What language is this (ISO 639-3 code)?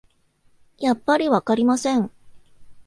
jpn